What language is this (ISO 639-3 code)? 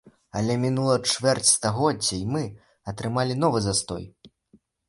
bel